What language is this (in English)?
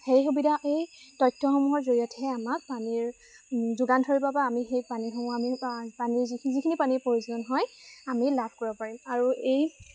Assamese